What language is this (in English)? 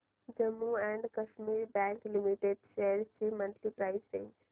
Marathi